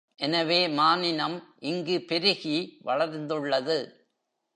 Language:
Tamil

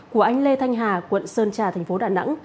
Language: Vietnamese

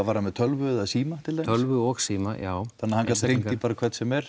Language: Icelandic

